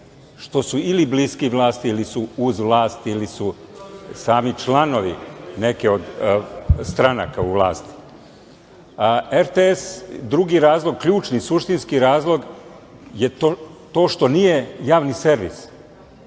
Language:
Serbian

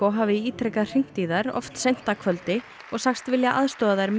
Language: Icelandic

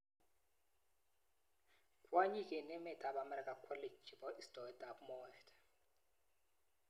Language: Kalenjin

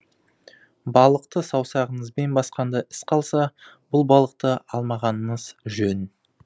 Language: Kazakh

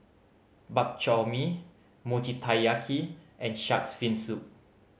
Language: English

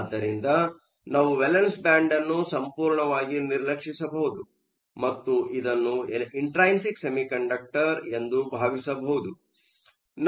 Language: Kannada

